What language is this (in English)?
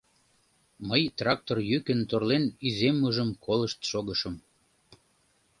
Mari